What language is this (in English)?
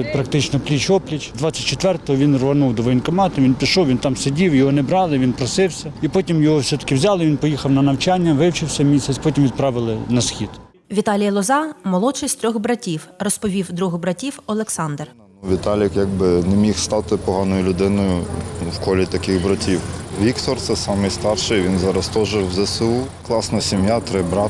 Ukrainian